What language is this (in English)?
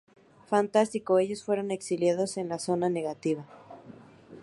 Spanish